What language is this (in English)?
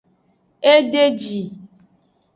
Aja (Benin)